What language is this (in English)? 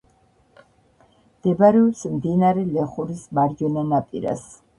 Georgian